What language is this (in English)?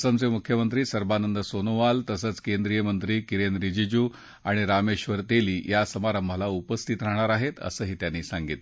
Marathi